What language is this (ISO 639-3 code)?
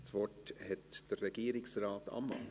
gsw